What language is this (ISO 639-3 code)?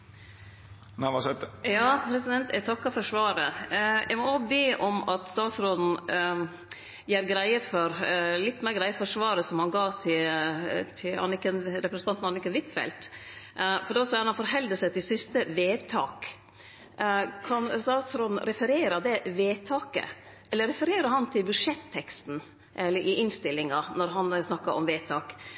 nno